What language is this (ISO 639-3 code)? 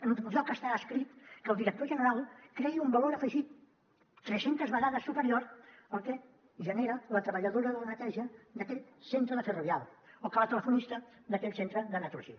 cat